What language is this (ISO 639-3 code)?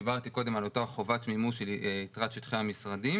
heb